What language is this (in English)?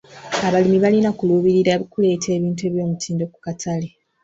Ganda